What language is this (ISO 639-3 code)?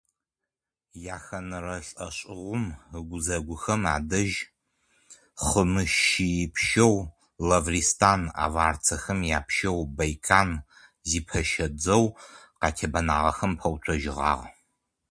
ady